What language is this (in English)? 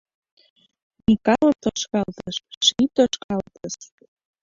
Mari